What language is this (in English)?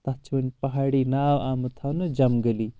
Kashmiri